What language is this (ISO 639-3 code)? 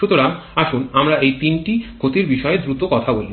ben